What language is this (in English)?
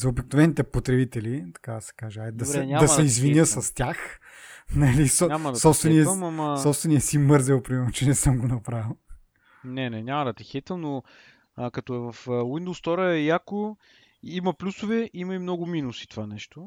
Bulgarian